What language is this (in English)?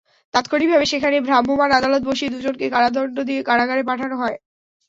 Bangla